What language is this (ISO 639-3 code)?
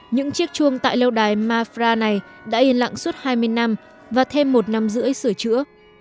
vie